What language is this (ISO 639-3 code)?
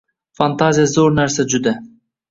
uzb